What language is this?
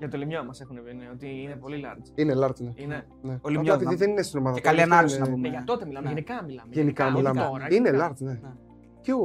Greek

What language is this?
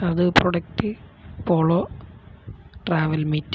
Malayalam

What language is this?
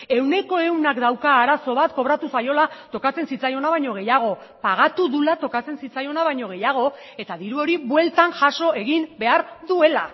Basque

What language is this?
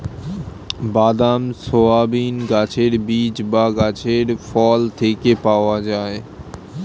Bangla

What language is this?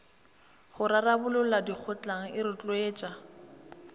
Northern Sotho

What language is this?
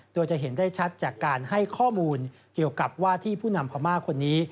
Thai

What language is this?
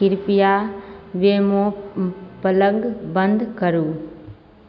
Maithili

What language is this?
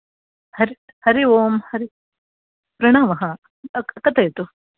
Sanskrit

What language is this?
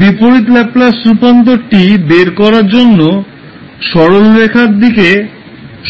Bangla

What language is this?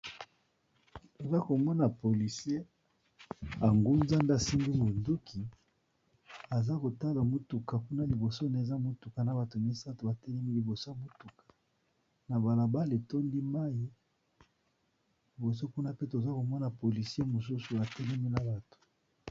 Lingala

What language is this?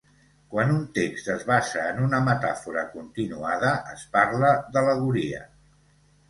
Catalan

